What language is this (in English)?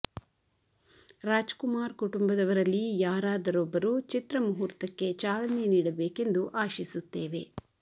Kannada